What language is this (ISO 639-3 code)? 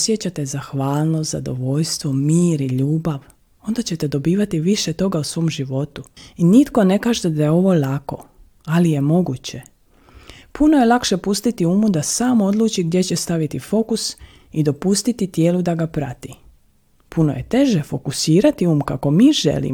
hrv